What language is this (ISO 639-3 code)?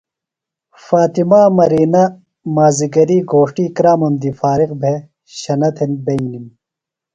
phl